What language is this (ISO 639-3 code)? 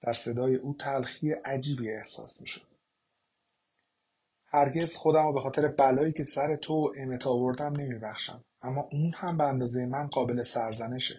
fas